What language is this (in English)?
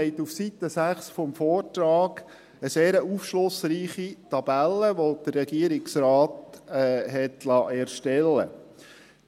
Swiss German